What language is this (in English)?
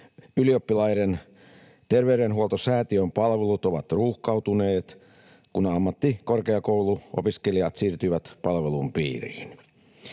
Finnish